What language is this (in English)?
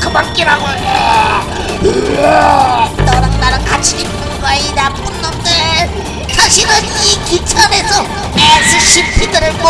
Korean